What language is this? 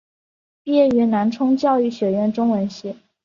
Chinese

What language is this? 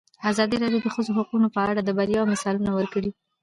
Pashto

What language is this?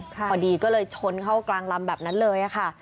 Thai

